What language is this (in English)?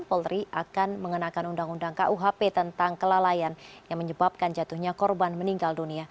Indonesian